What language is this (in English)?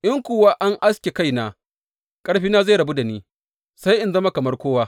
Hausa